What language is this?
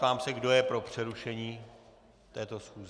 Czech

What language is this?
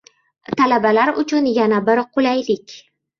Uzbek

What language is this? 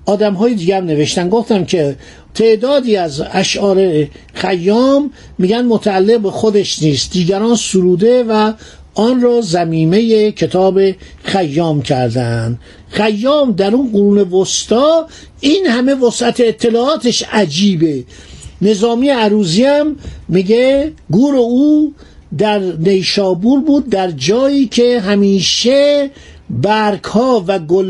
Persian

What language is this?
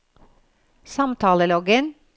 Norwegian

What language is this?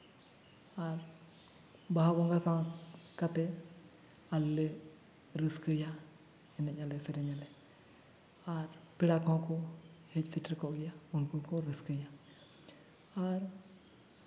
Santali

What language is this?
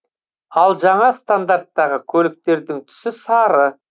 Kazakh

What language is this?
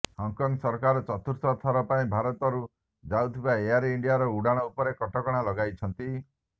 Odia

